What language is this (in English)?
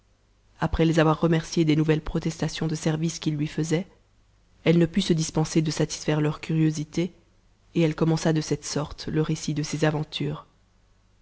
French